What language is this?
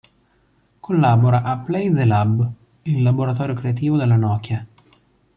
Italian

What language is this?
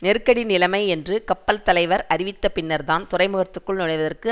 Tamil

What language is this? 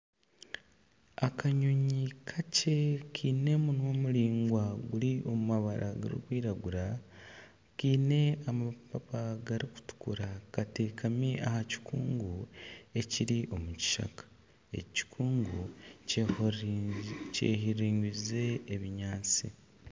Nyankole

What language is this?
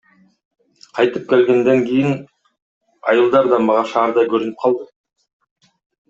Kyrgyz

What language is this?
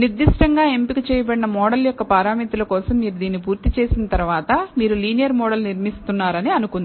Telugu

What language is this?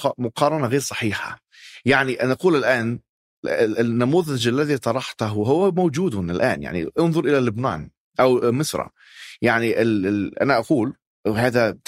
Arabic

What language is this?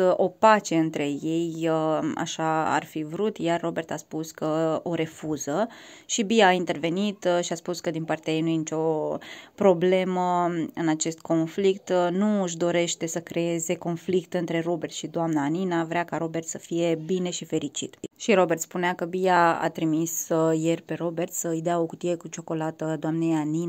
Romanian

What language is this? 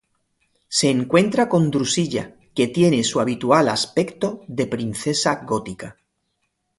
Spanish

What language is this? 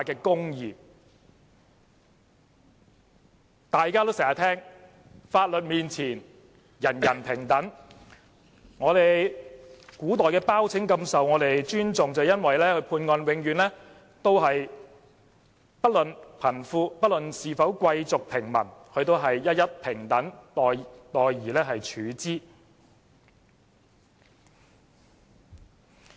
Cantonese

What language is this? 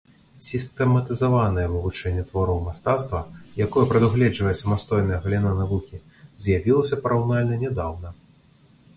Belarusian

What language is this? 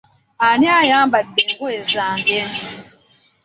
Ganda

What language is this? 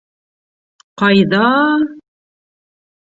Bashkir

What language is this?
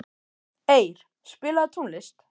Icelandic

